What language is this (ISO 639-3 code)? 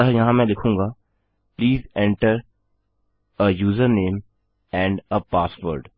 hin